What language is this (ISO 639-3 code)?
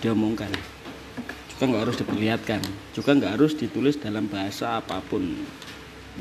ind